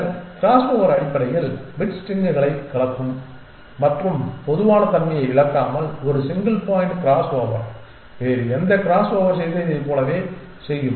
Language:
Tamil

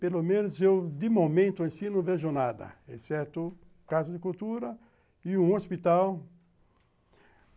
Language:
Portuguese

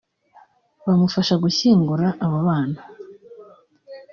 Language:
Kinyarwanda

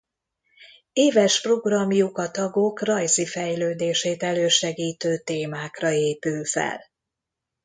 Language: Hungarian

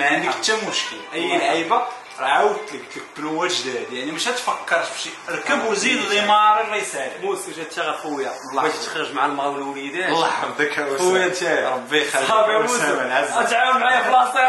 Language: Arabic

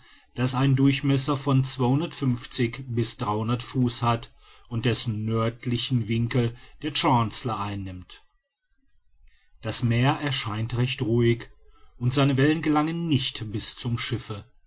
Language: German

